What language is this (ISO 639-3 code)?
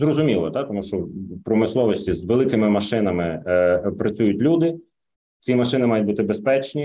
ukr